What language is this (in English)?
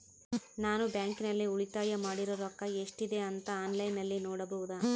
Kannada